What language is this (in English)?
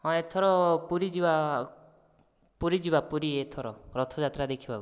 Odia